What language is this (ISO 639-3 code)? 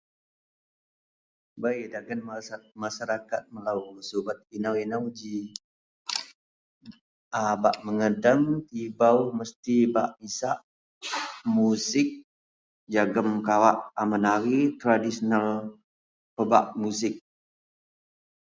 mel